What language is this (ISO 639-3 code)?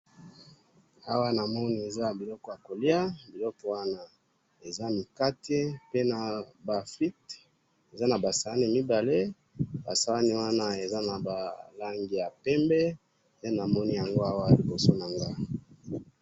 lin